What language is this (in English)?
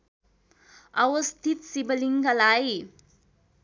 Nepali